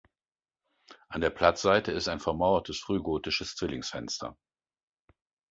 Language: German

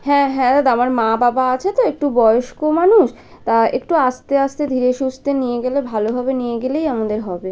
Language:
Bangla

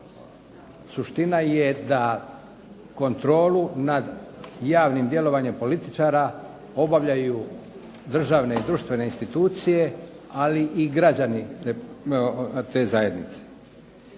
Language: Croatian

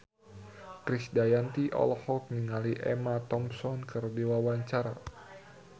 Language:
Sundanese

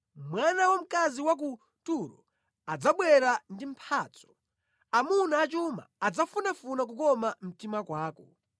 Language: Nyanja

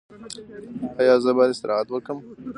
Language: Pashto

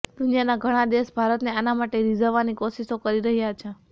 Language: Gujarati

